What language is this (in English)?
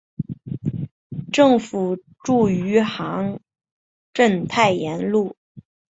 Chinese